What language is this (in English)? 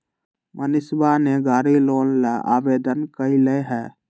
Magahi